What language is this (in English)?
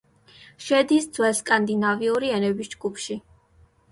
Georgian